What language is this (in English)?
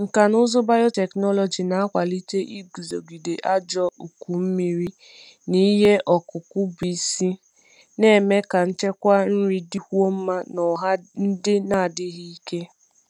Igbo